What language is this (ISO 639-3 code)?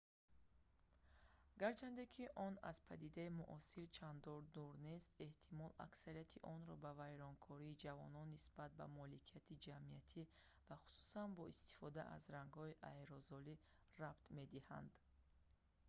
tgk